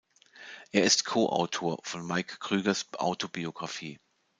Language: German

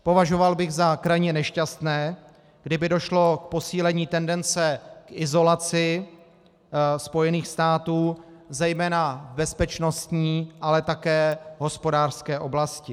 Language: Czech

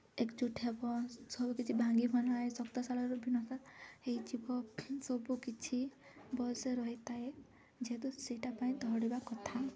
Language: Odia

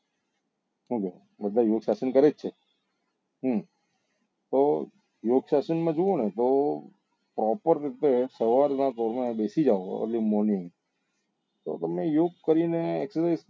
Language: Gujarati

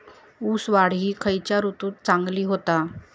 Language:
Marathi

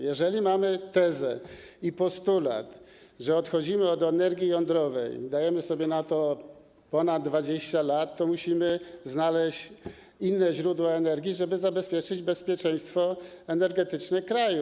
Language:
Polish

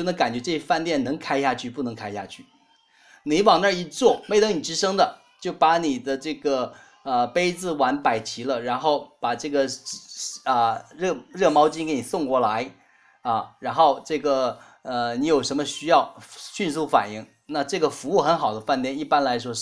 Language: Chinese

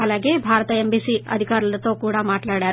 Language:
Telugu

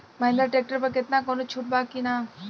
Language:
Bhojpuri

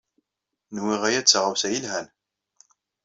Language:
Kabyle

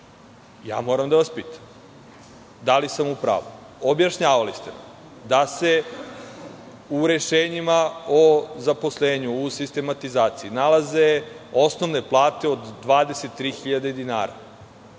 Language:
Serbian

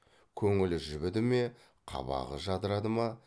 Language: Kazakh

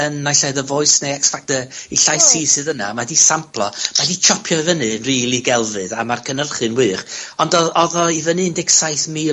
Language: Welsh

